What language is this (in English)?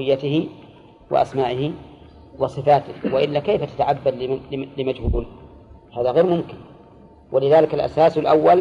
Arabic